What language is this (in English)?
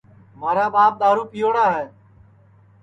Sansi